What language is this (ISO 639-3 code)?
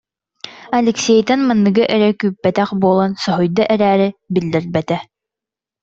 sah